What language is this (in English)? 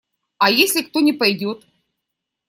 Russian